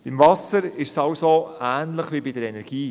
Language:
Swiss German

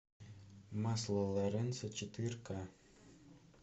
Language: Russian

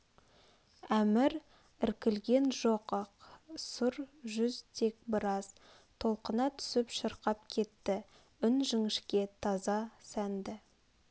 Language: Kazakh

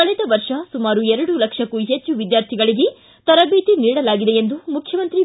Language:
Kannada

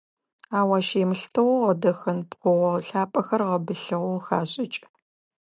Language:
Adyghe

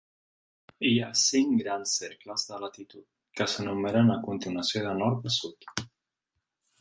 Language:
Catalan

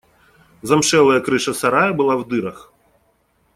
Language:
Russian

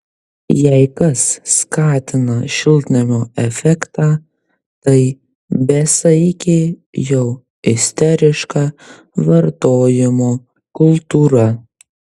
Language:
Lithuanian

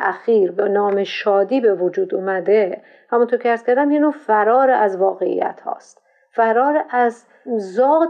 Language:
Persian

